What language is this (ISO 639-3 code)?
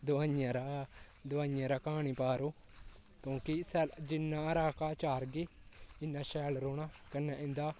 doi